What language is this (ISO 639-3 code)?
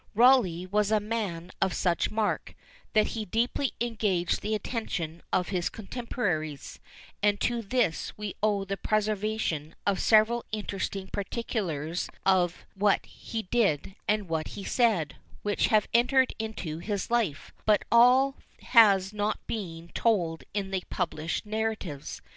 eng